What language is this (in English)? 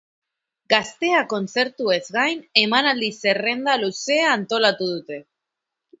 Basque